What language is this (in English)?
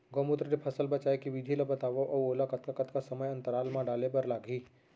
Chhattisgarhi